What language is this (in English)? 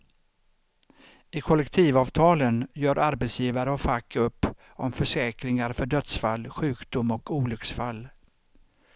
Swedish